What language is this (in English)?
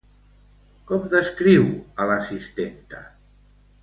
Catalan